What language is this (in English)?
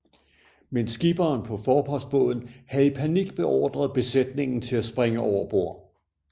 Danish